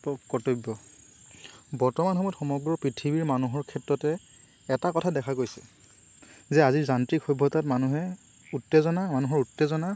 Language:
Assamese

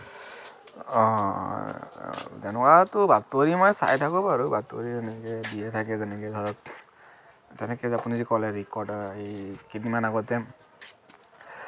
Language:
Assamese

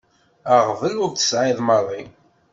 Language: Kabyle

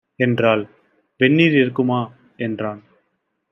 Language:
Tamil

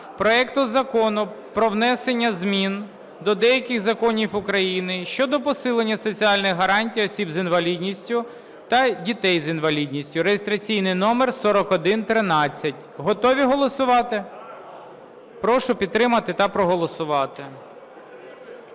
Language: Ukrainian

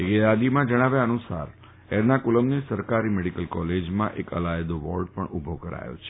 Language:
Gujarati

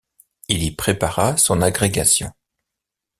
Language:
French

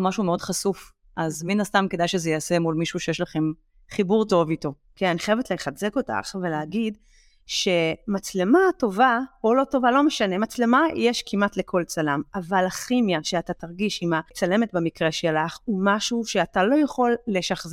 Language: Hebrew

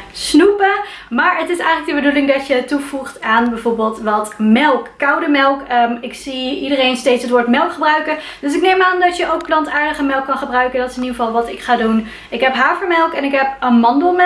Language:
Dutch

